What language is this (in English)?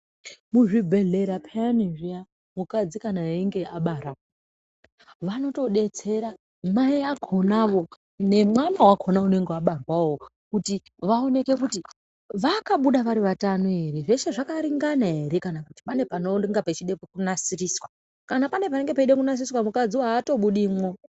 Ndau